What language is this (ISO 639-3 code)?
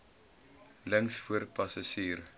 afr